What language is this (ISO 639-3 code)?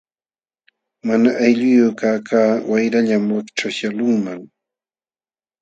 qxw